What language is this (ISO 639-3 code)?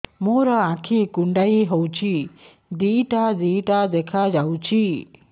ori